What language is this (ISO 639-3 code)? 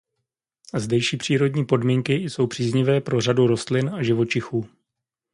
ces